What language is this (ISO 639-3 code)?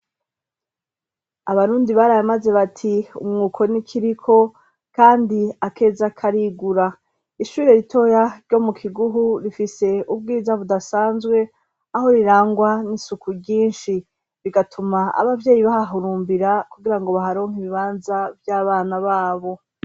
run